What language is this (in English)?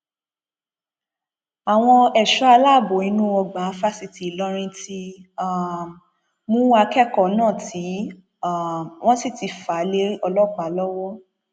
Yoruba